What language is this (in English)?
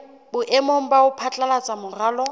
Southern Sotho